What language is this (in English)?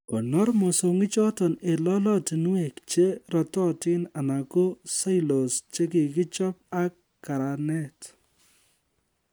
Kalenjin